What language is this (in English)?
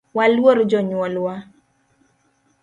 Luo (Kenya and Tanzania)